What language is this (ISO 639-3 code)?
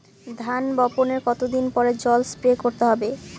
ben